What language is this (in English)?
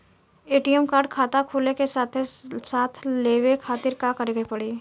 Bhojpuri